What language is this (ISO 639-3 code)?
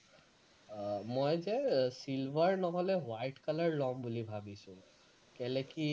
asm